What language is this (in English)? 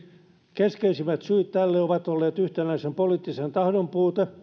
Finnish